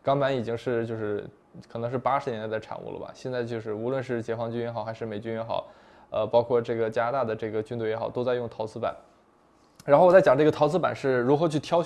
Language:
Chinese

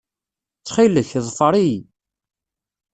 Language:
Kabyle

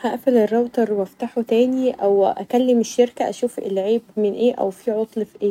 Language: Egyptian Arabic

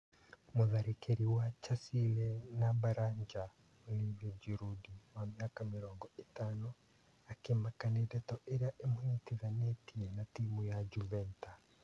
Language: Kikuyu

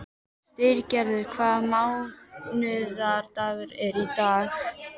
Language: Icelandic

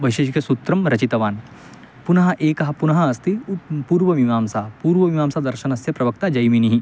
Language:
Sanskrit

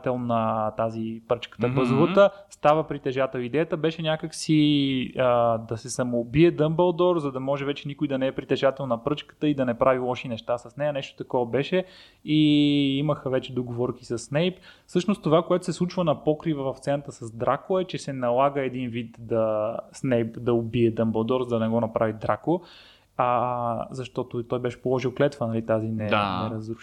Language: Bulgarian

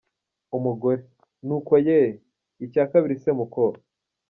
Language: Kinyarwanda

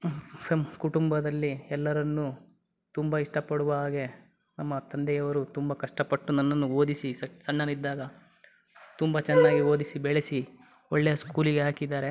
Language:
Kannada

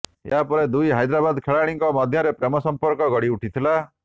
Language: Odia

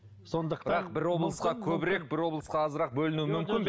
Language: Kazakh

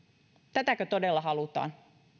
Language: Finnish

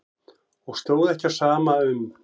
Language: Icelandic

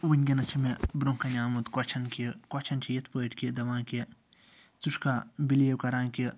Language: Kashmiri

